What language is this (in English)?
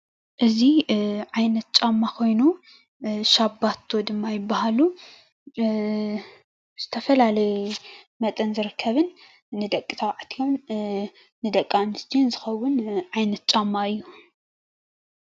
Tigrinya